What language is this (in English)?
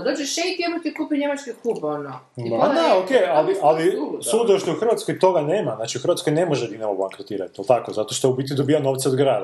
Croatian